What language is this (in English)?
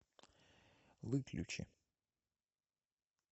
Russian